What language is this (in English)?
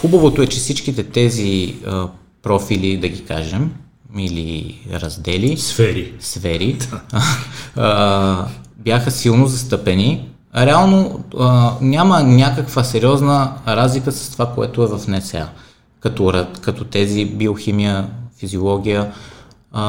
Bulgarian